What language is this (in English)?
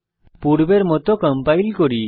Bangla